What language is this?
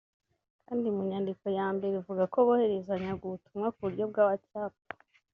Kinyarwanda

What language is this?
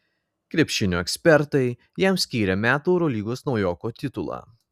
Lithuanian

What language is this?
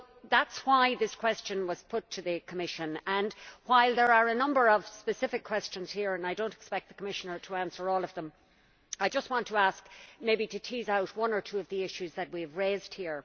English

